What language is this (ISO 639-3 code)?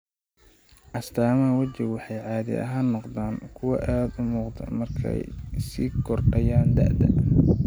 som